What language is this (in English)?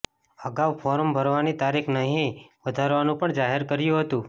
Gujarati